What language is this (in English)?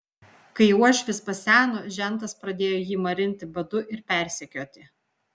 Lithuanian